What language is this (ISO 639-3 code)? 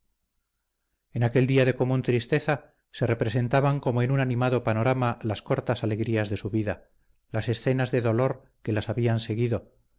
spa